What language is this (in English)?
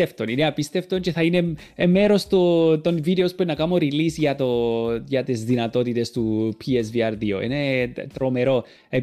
Greek